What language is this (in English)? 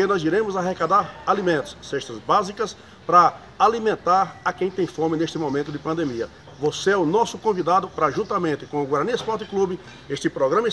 Portuguese